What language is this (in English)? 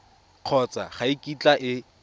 Tswana